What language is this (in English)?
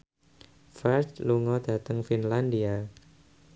Javanese